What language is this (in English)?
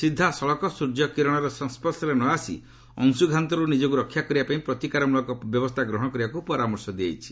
Odia